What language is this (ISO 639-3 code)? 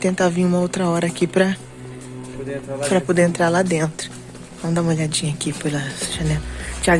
por